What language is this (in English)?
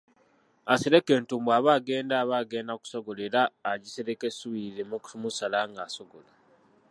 Ganda